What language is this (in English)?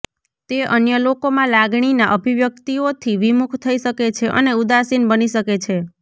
Gujarati